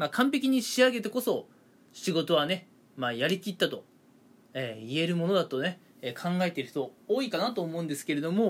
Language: Japanese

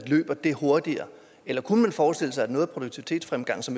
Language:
Danish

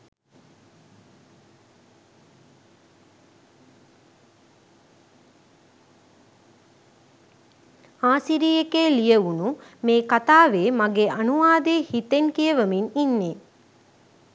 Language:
Sinhala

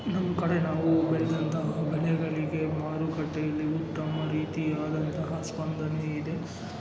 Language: Kannada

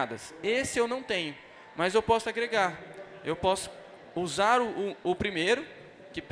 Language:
Portuguese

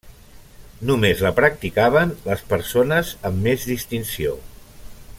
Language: Catalan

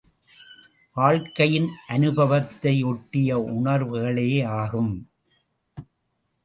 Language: Tamil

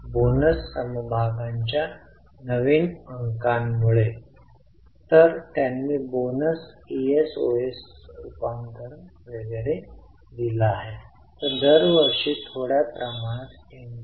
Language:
Marathi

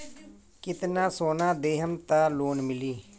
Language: Bhojpuri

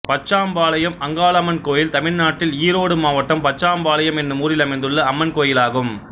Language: Tamil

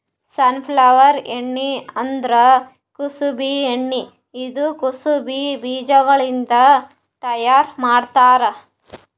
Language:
Kannada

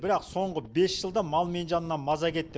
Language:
Kazakh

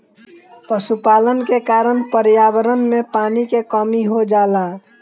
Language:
Bhojpuri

